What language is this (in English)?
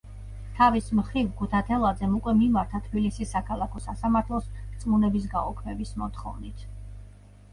Georgian